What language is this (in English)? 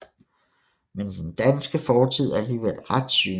Danish